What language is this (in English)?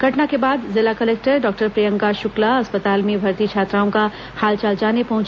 Hindi